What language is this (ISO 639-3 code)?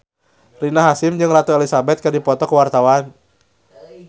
sun